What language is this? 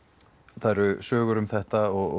Icelandic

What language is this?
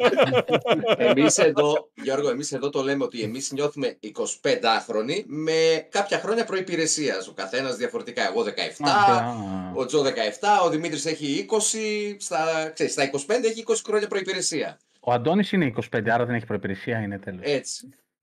Greek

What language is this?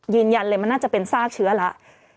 Thai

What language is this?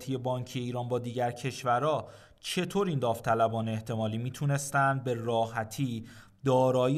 Persian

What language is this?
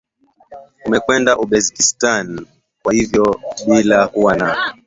Swahili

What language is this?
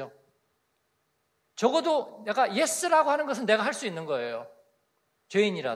Korean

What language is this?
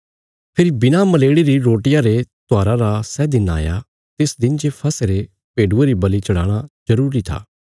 Bilaspuri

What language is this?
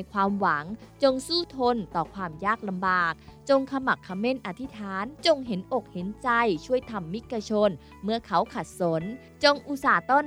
Thai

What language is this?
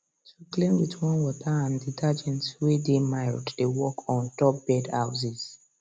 Nigerian Pidgin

